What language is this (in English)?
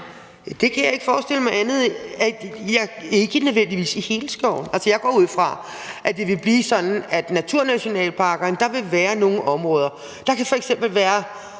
Danish